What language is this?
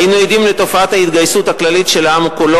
Hebrew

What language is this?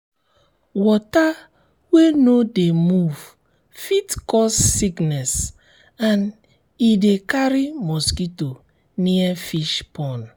Nigerian Pidgin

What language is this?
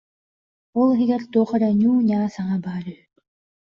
Yakut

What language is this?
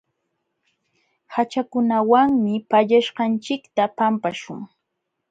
Jauja Wanca Quechua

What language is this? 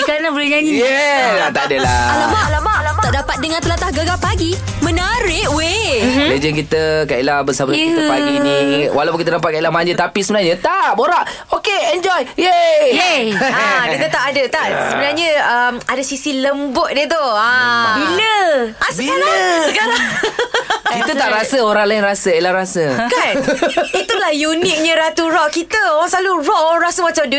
Malay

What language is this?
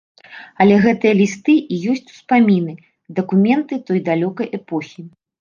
Belarusian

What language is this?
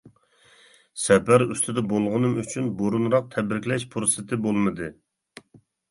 Uyghur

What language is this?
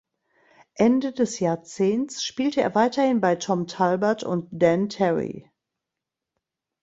German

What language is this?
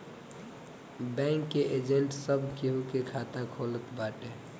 Bhojpuri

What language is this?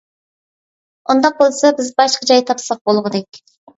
Uyghur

